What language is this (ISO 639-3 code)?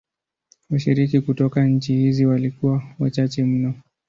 swa